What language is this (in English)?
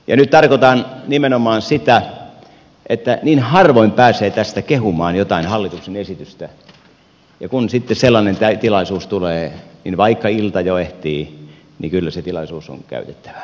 Finnish